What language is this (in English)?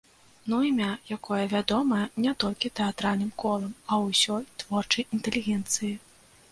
Belarusian